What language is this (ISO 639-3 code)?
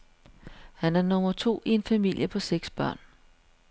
dan